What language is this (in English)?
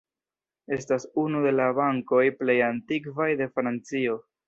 Esperanto